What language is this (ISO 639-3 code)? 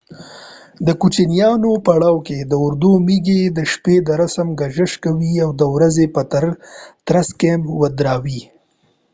pus